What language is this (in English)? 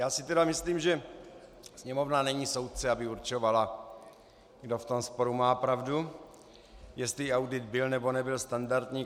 Czech